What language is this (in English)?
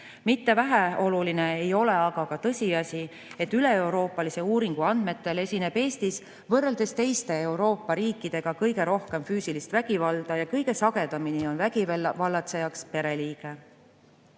Estonian